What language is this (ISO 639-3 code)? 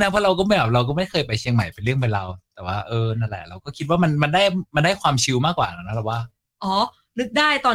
tha